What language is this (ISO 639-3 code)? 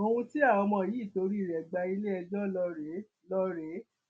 yor